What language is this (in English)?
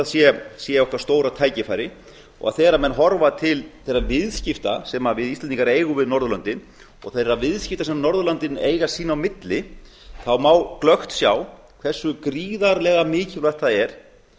Icelandic